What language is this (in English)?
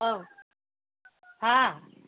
Manipuri